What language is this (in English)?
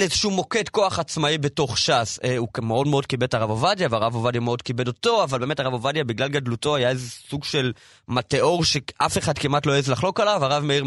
Hebrew